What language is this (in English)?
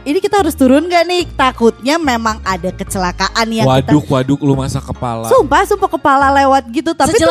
Indonesian